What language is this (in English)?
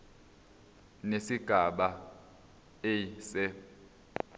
Zulu